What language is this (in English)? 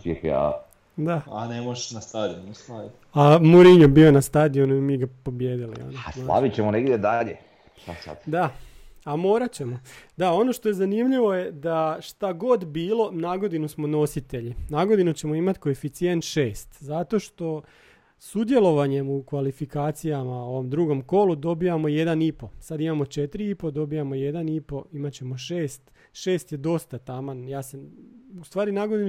Croatian